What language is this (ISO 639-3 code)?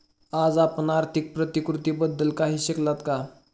mar